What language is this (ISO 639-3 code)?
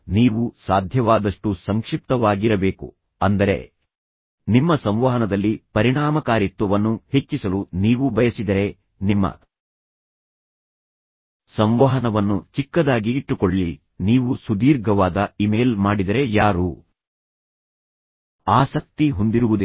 kan